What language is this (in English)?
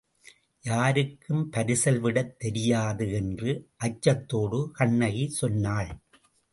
Tamil